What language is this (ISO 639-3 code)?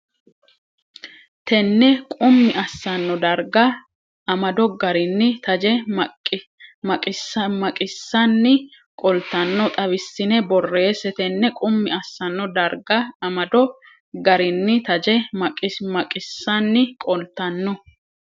sid